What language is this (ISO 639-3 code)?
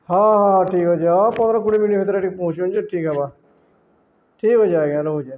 ori